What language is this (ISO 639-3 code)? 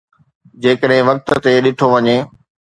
snd